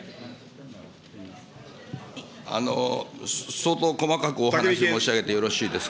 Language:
Japanese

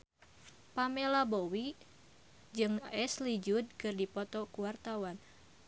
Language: Sundanese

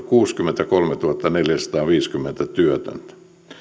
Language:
Finnish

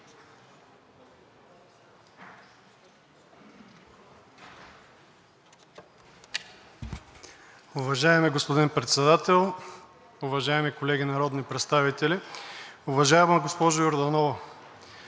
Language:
Bulgarian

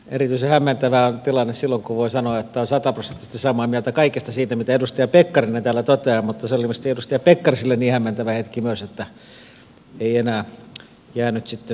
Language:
Finnish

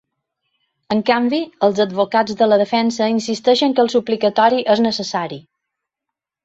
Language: Catalan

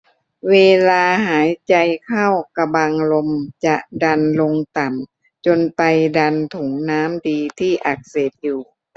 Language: Thai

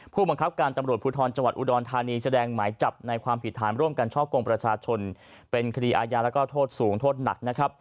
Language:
Thai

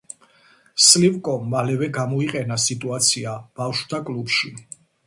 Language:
Georgian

